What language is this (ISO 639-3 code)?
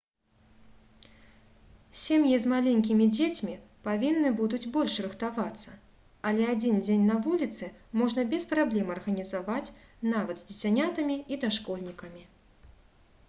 bel